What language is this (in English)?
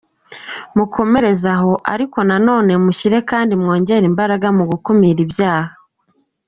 Kinyarwanda